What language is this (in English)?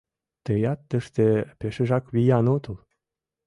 Mari